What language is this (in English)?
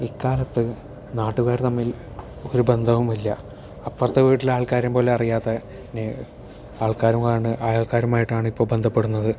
Malayalam